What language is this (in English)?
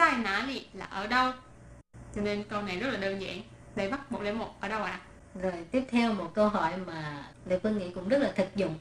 Vietnamese